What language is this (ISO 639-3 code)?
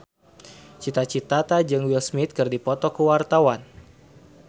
sun